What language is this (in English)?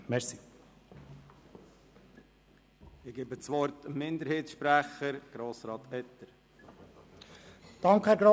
Swiss German